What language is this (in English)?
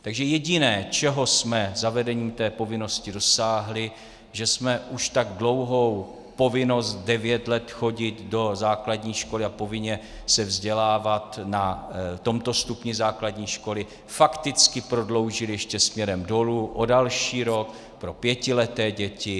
Czech